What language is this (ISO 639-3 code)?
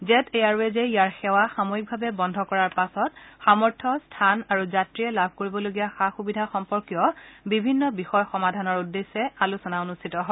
asm